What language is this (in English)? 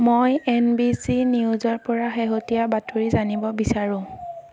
Assamese